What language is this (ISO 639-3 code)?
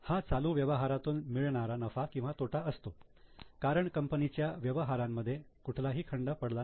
mar